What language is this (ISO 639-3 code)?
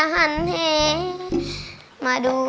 tha